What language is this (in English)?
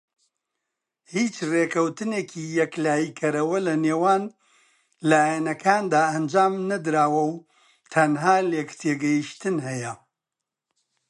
Central Kurdish